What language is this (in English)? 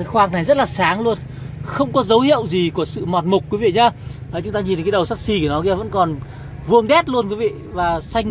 Vietnamese